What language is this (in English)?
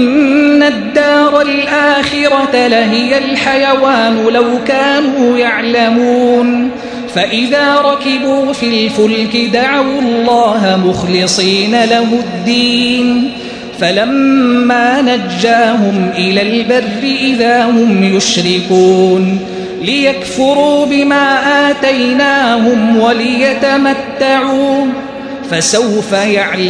Arabic